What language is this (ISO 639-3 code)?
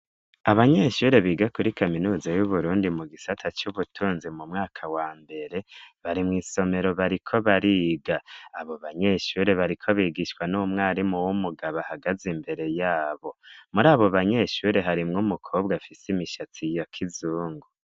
run